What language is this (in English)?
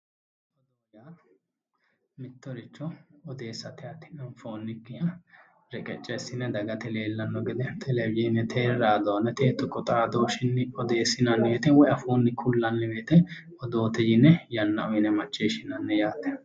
Sidamo